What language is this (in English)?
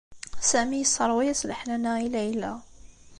Kabyle